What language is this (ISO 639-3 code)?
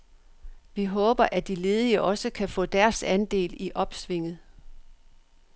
dan